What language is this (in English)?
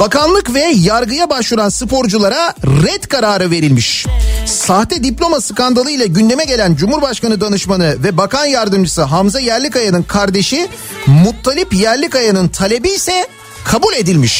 Turkish